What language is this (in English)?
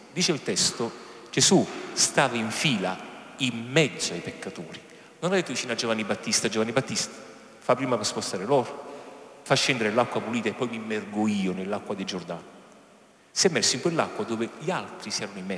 Italian